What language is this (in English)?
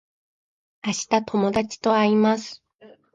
Japanese